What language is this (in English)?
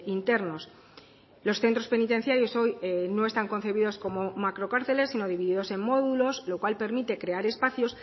Spanish